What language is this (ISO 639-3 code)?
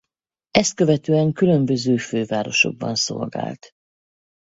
hun